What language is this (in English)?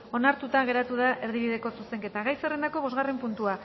Basque